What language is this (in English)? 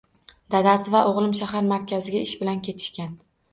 Uzbek